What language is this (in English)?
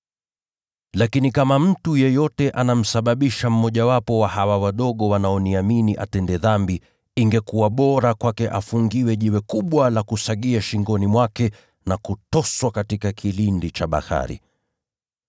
Swahili